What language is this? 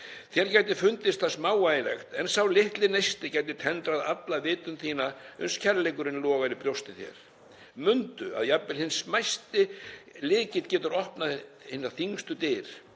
Icelandic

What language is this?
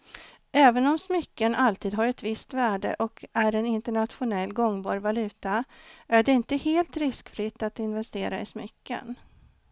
Swedish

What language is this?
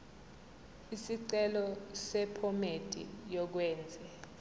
Zulu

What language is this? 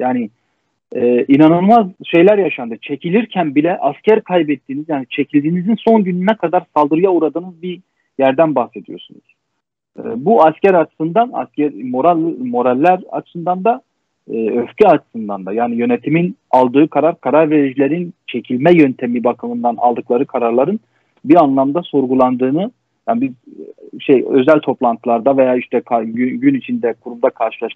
Turkish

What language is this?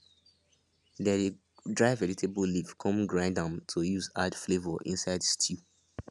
Nigerian Pidgin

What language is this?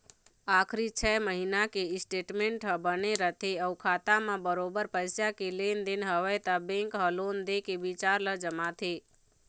Chhattisgarhi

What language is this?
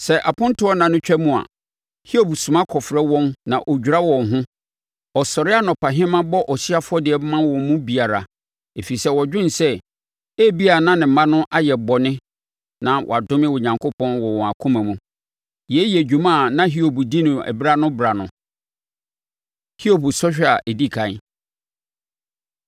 Akan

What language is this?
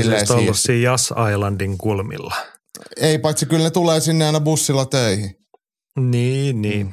Finnish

